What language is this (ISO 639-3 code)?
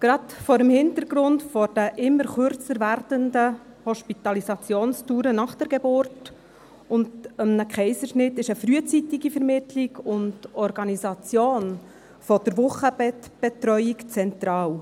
gsw